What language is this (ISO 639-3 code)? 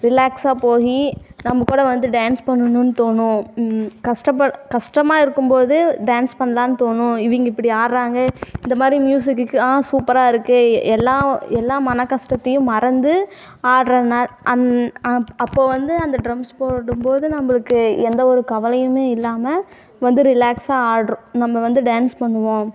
tam